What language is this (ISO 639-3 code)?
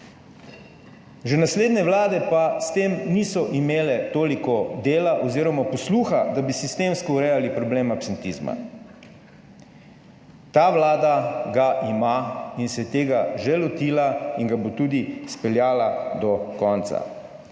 slv